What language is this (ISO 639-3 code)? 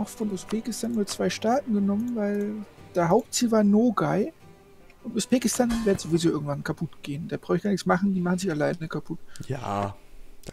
deu